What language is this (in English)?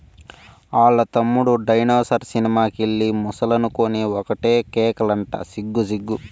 Telugu